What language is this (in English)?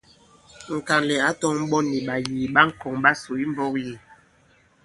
Bankon